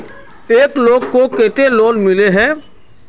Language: Magahi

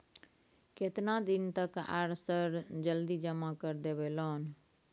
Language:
Maithili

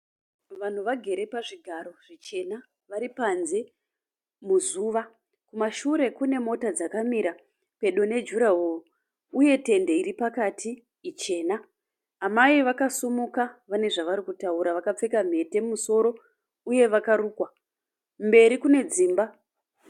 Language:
Shona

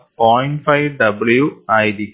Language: Malayalam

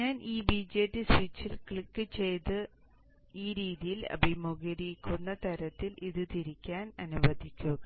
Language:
Malayalam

